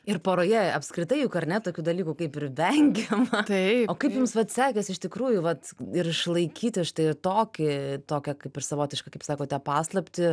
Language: Lithuanian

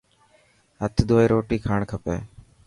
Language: Dhatki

